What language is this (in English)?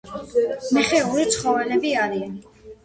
Georgian